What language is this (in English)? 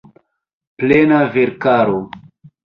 Esperanto